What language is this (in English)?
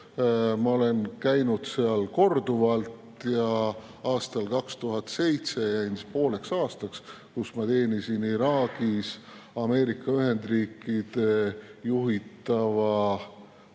Estonian